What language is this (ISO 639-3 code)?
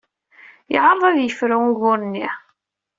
kab